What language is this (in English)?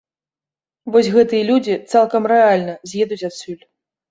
Belarusian